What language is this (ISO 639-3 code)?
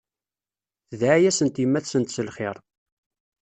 kab